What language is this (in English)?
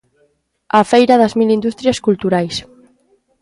Galician